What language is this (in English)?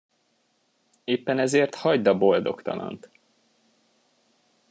Hungarian